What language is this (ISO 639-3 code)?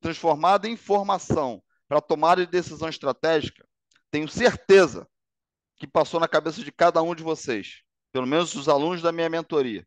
por